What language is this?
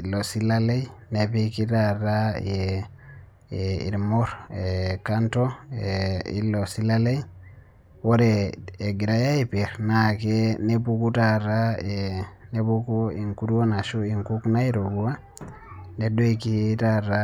Masai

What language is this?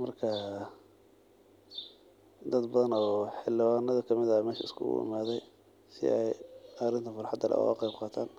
Somali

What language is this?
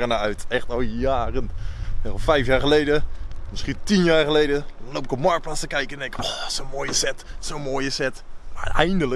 Dutch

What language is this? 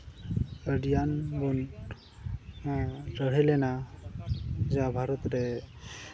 Santali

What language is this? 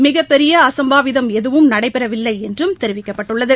Tamil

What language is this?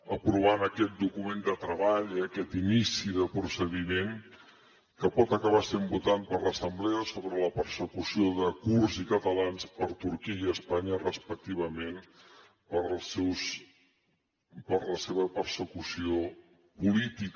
Catalan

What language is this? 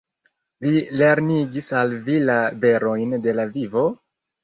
Esperanto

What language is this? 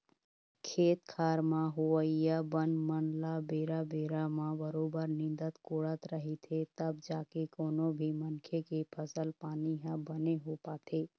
Chhattisgarhi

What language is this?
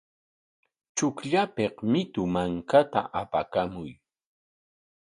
Corongo Ancash Quechua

